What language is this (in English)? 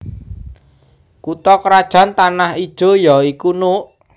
Javanese